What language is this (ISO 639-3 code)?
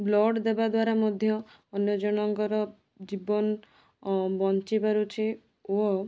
ori